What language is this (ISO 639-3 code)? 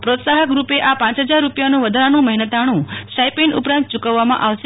guj